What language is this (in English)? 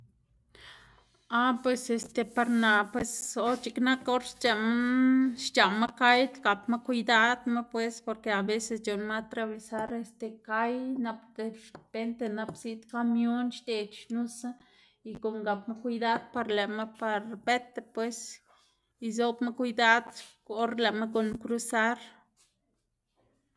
Xanaguía Zapotec